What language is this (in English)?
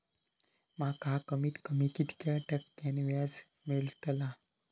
Marathi